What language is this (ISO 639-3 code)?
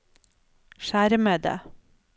nor